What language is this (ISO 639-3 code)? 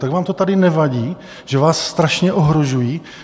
ces